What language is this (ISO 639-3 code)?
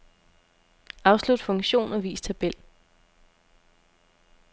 dan